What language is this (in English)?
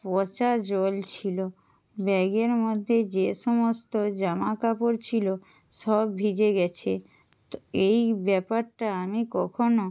Bangla